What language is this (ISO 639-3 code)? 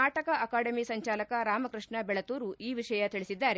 kan